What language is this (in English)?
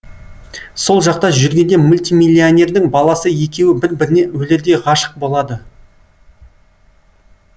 Kazakh